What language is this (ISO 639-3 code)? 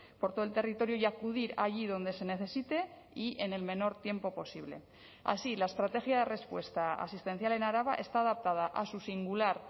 spa